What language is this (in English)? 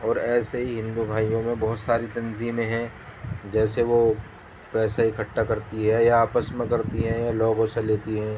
Urdu